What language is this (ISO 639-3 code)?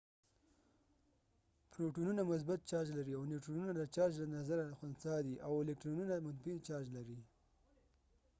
pus